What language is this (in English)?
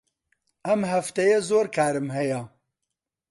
Central Kurdish